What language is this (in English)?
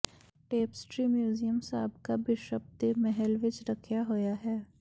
Punjabi